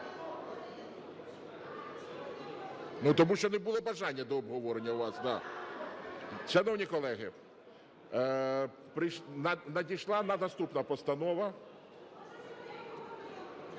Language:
Ukrainian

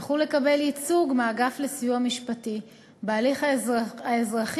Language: Hebrew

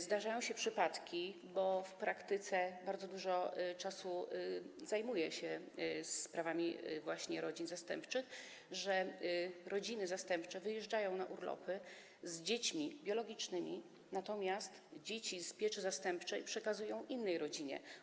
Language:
Polish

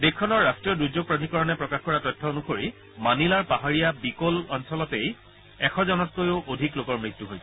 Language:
Assamese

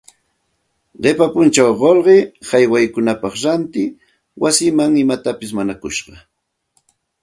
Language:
Santa Ana de Tusi Pasco Quechua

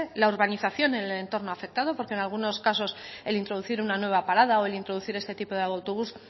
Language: Spanish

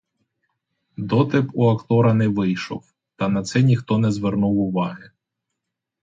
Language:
Ukrainian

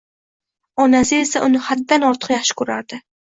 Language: Uzbek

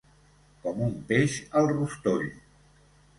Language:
Catalan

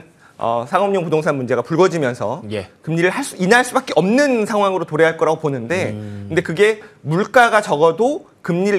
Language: Korean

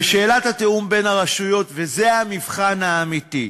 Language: Hebrew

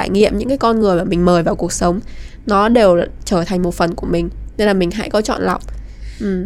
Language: Vietnamese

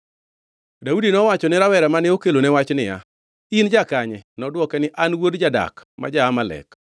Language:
Luo (Kenya and Tanzania)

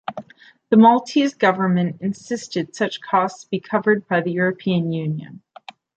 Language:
English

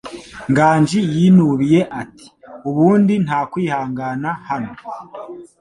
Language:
Kinyarwanda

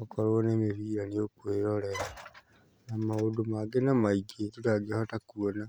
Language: Kikuyu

